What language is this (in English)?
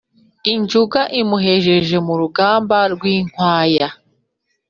Kinyarwanda